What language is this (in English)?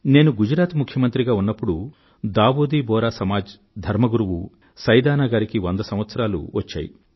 Telugu